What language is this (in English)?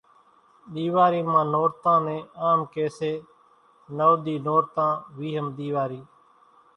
Kachi Koli